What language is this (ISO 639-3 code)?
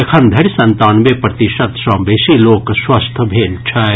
mai